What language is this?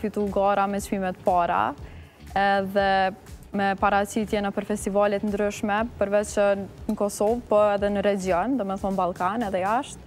Romanian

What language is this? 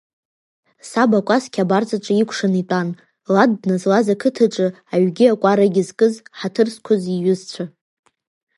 Abkhazian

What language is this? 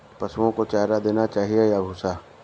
Hindi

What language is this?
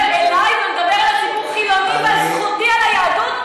Hebrew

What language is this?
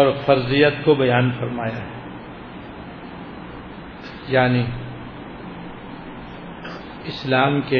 Urdu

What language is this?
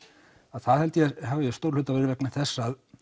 Icelandic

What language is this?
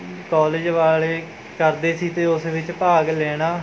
Punjabi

